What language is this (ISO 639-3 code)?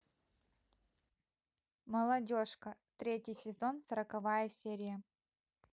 rus